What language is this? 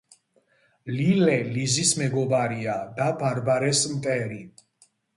Georgian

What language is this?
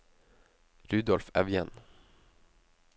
Norwegian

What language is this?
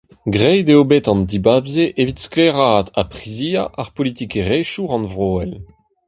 Breton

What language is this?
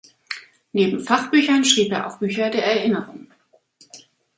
German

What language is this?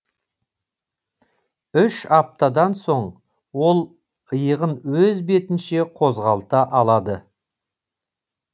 Kazakh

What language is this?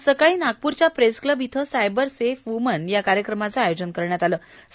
Marathi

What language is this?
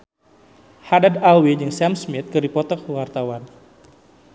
Sundanese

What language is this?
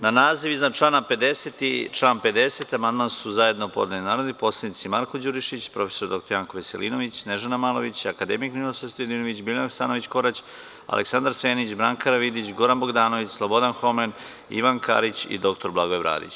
Serbian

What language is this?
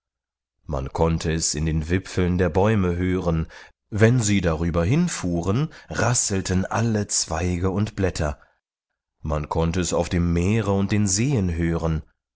German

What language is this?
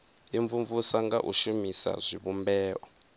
Venda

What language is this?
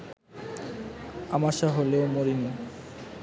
Bangla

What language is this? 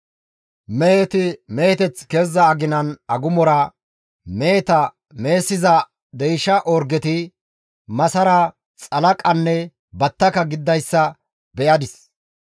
Gamo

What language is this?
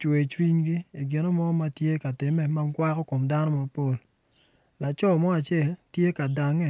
Acoli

